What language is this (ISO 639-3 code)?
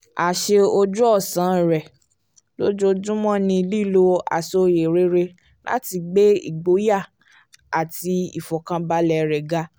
yor